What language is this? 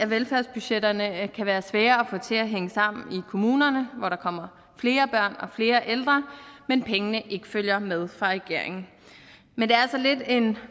Danish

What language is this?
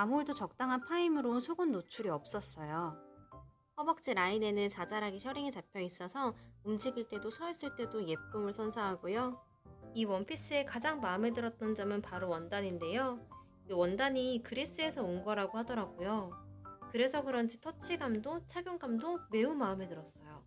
Korean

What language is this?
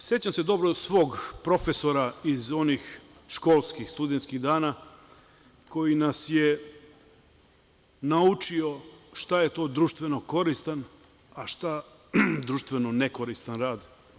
Serbian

